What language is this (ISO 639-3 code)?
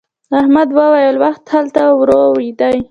pus